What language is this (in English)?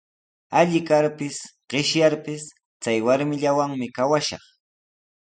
Sihuas Ancash Quechua